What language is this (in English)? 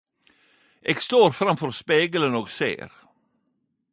Norwegian Nynorsk